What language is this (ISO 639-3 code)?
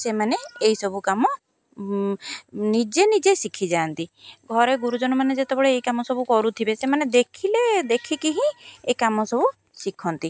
ori